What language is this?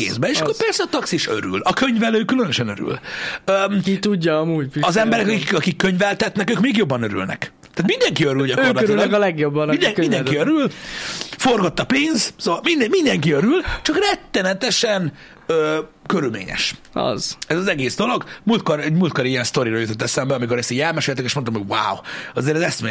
Hungarian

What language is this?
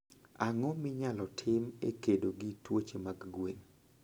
Luo (Kenya and Tanzania)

